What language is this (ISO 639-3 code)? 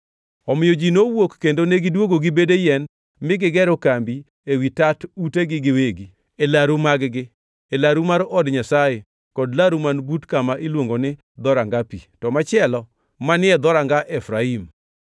luo